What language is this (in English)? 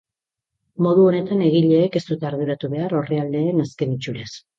Basque